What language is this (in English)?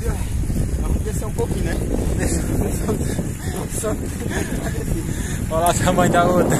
Portuguese